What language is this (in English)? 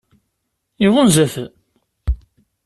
Kabyle